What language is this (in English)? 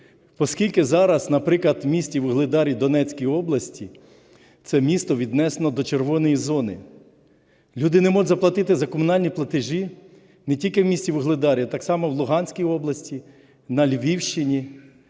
Ukrainian